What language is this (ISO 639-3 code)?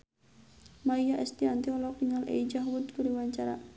sun